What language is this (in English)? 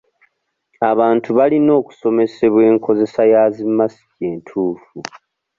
Ganda